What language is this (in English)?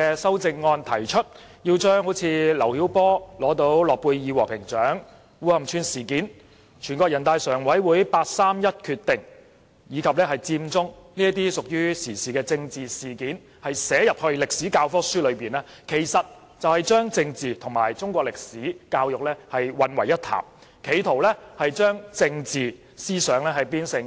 Cantonese